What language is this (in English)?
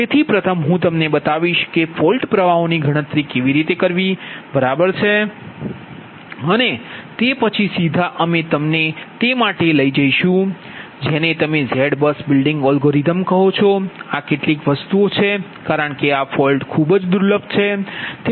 Gujarati